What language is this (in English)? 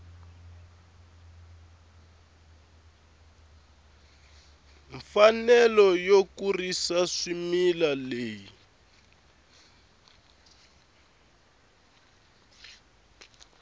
Tsonga